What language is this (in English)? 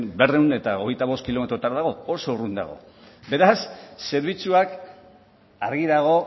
Basque